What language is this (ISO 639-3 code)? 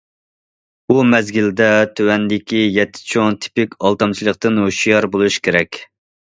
uig